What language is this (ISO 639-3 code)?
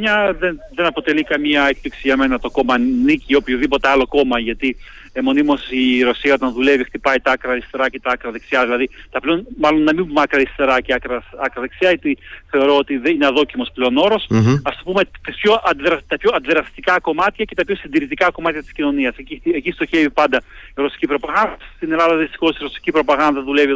ell